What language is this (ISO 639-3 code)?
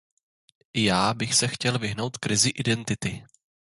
ces